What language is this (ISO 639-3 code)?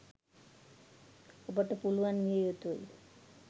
sin